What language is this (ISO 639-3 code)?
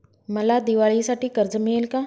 mar